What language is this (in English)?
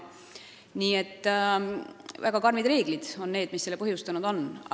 Estonian